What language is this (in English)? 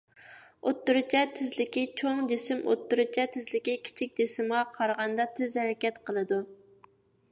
Uyghur